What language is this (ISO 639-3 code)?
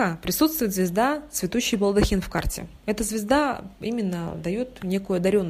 rus